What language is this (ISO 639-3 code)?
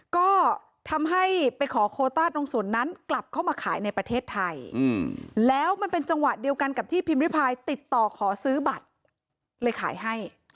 tha